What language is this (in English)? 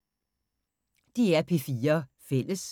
Danish